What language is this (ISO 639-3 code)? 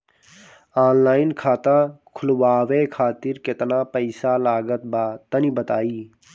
bho